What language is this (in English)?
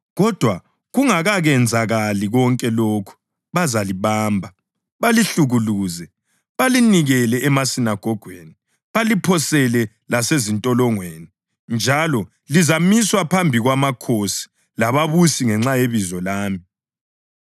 North Ndebele